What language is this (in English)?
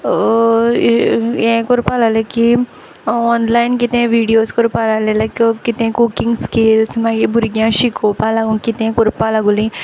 Konkani